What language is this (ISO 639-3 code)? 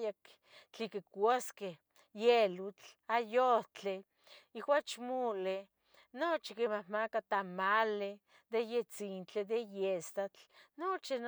nhg